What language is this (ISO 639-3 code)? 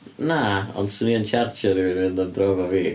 cym